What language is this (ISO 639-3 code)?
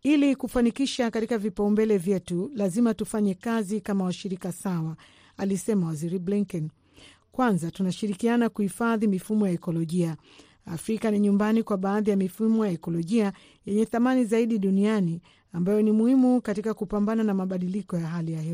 swa